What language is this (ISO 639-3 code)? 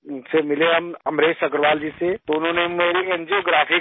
urd